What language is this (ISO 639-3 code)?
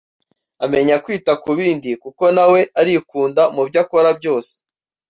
kin